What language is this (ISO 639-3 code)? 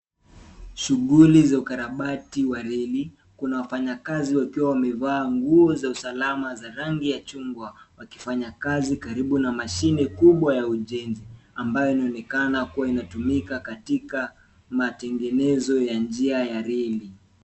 swa